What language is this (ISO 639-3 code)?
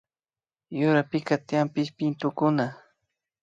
qvi